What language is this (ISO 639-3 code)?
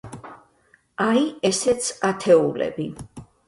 kat